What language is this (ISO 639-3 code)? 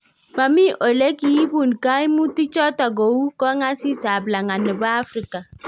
kln